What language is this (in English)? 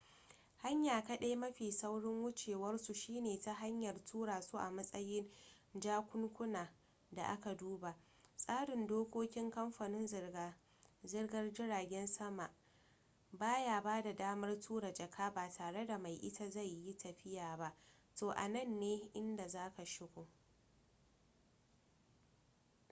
Hausa